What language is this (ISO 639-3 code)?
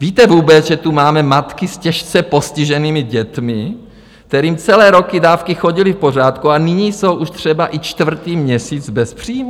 ces